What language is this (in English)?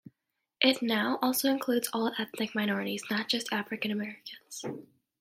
English